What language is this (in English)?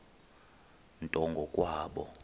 Xhosa